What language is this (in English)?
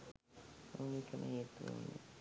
Sinhala